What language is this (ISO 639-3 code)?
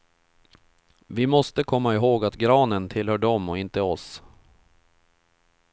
swe